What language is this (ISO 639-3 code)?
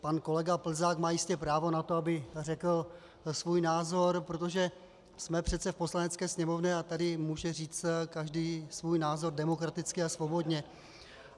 ces